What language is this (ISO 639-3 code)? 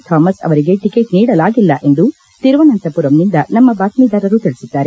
kan